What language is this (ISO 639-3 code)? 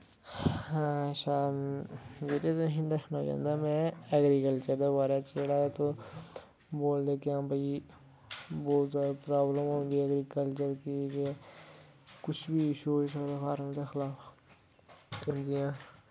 doi